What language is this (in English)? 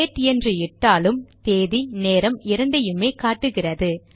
Tamil